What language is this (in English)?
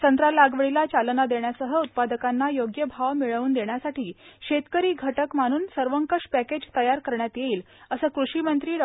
Marathi